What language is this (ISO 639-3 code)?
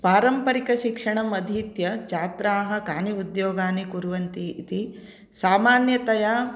san